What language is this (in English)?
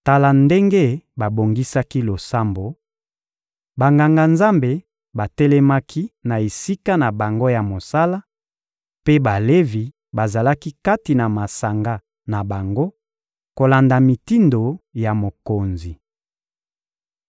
Lingala